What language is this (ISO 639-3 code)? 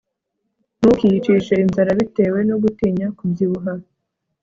kin